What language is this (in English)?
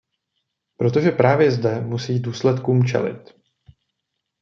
Czech